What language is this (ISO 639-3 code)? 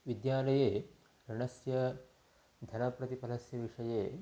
san